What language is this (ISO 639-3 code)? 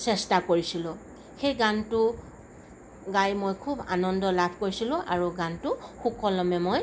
asm